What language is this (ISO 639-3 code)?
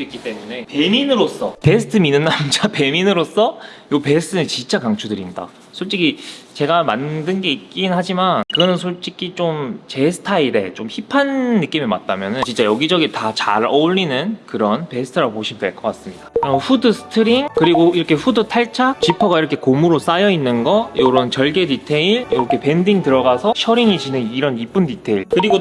kor